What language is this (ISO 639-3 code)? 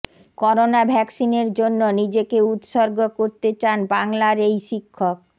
ben